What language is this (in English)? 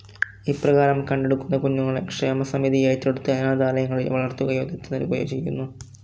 Malayalam